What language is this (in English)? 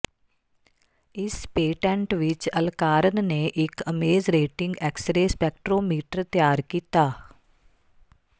Punjabi